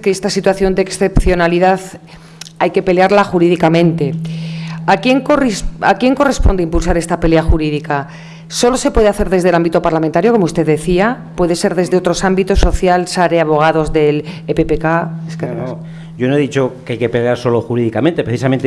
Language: Spanish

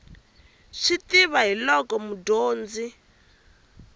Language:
Tsonga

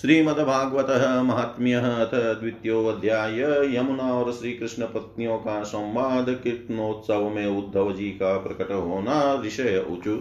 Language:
Hindi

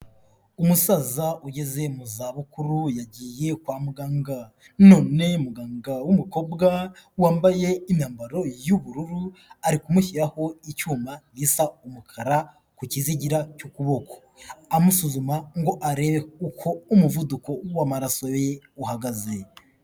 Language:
Kinyarwanda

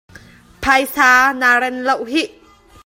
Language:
Hakha Chin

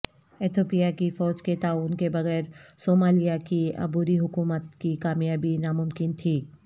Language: Urdu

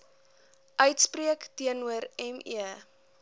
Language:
Afrikaans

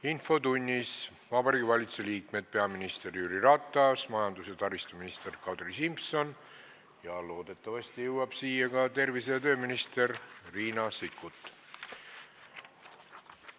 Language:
Estonian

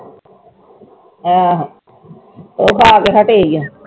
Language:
Punjabi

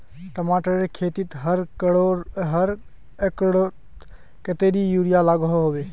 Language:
Magahi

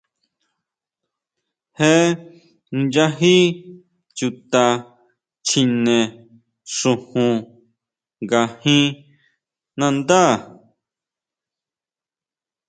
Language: Huautla Mazatec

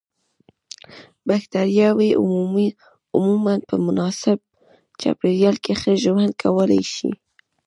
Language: Pashto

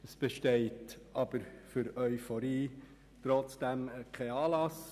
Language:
Swiss German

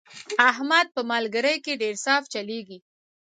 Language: Pashto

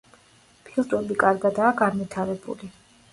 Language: Georgian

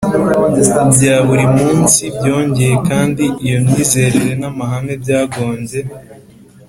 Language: Kinyarwanda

